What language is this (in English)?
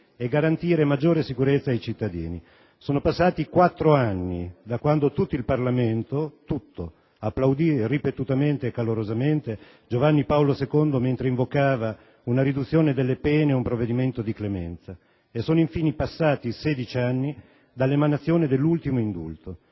Italian